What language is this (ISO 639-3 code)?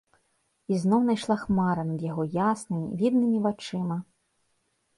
bel